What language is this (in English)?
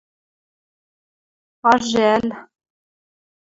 Western Mari